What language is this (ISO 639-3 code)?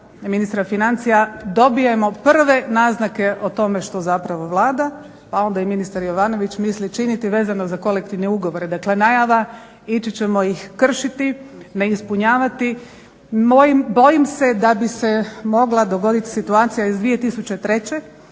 hrv